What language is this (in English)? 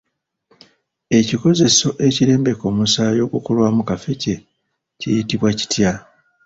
Ganda